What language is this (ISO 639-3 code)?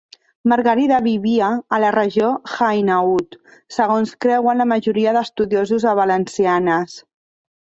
cat